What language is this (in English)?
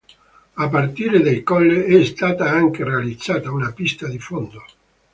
Italian